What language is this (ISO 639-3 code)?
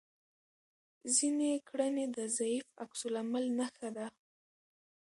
pus